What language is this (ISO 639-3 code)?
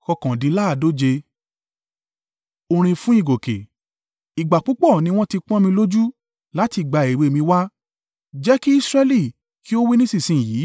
yor